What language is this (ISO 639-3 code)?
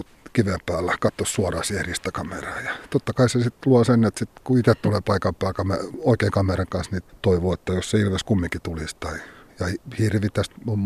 fin